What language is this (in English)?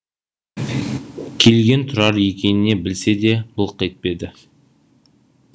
Kazakh